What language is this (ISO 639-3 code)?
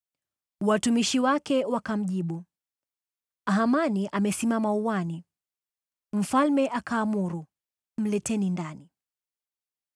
swa